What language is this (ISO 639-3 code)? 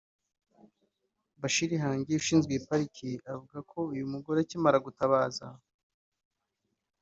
kin